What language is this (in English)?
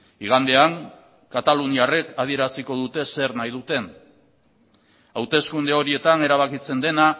Basque